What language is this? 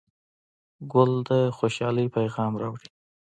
Pashto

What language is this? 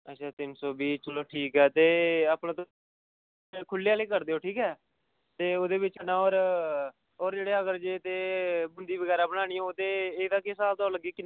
Dogri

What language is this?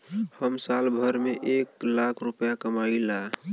Bhojpuri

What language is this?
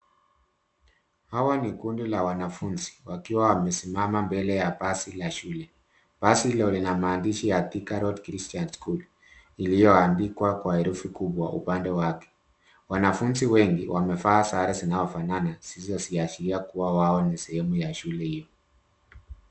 Swahili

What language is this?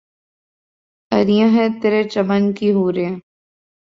Urdu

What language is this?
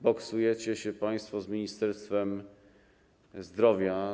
Polish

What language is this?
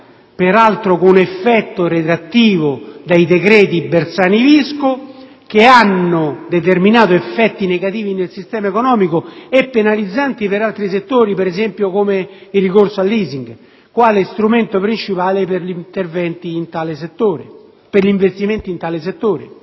Italian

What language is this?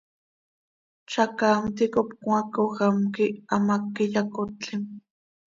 Seri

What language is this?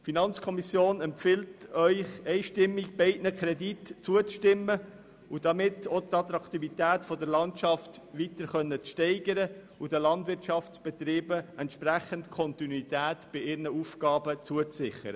Swiss German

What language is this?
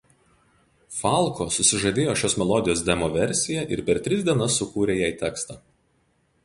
Lithuanian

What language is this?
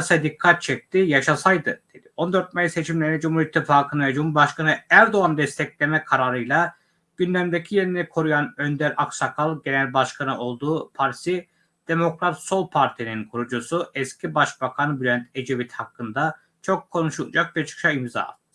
Turkish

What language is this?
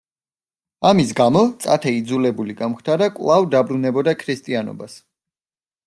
Georgian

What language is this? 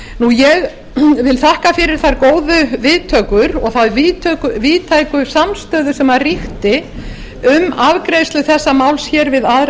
Icelandic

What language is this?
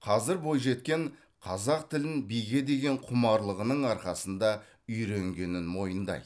Kazakh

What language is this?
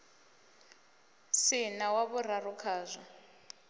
Venda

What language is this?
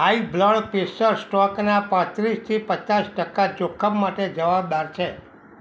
Gujarati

